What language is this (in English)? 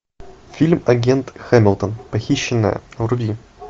Russian